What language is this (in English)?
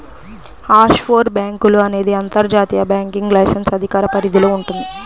Telugu